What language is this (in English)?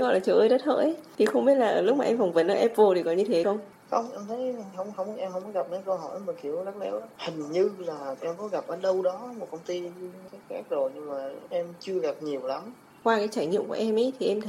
Vietnamese